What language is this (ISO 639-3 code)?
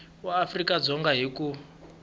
tso